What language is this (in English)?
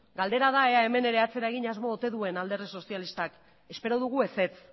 Basque